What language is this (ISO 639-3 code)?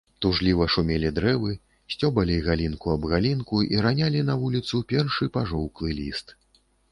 bel